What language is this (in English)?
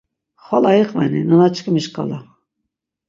Laz